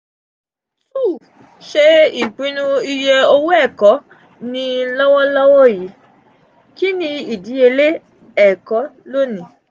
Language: Yoruba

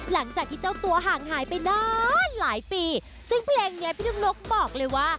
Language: Thai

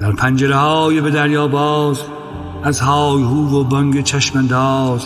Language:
Persian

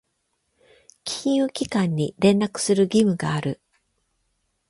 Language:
Japanese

